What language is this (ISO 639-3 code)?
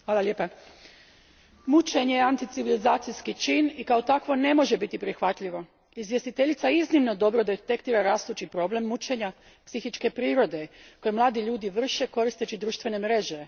hrv